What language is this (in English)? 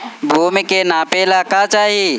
Bhojpuri